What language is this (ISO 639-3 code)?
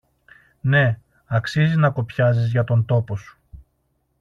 ell